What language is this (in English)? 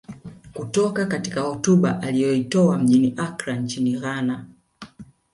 Swahili